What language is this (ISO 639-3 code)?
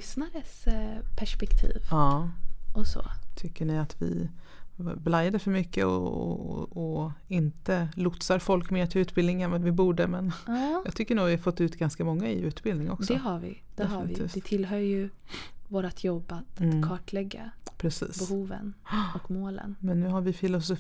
swe